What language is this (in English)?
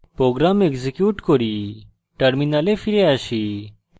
Bangla